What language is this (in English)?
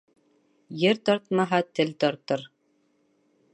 Bashkir